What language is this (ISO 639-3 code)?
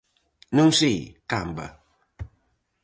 glg